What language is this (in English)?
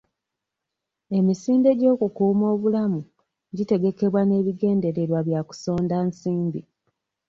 Ganda